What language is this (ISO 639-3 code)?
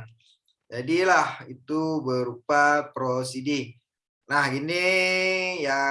ind